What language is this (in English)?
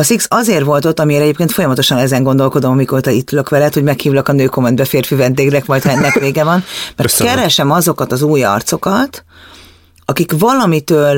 Hungarian